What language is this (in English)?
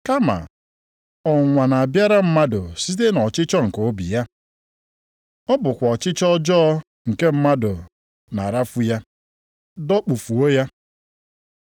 Igbo